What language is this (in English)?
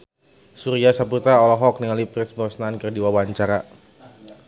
Sundanese